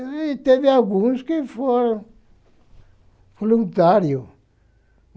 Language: Portuguese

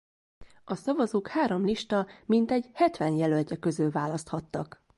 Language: Hungarian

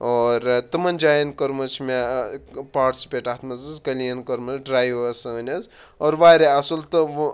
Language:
Kashmiri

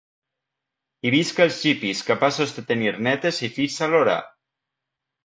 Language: Catalan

